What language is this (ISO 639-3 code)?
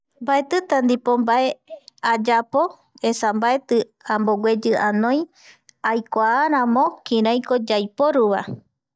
gui